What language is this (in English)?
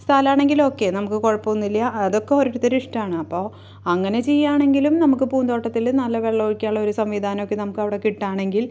Malayalam